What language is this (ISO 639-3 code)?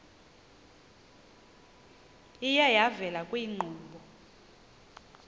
xho